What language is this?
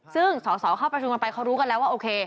Thai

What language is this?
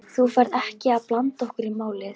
Icelandic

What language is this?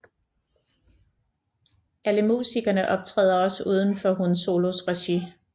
Danish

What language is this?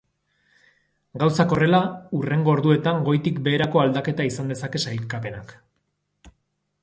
Basque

